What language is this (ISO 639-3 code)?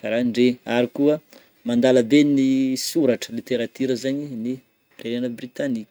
bmm